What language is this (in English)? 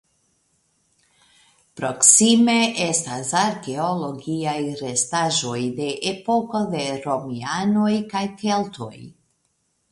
Esperanto